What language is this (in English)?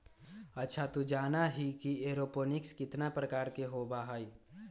Magahi